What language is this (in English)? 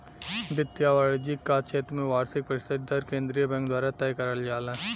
Bhojpuri